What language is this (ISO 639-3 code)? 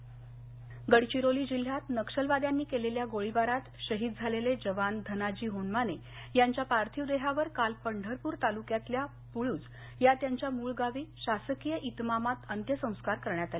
mar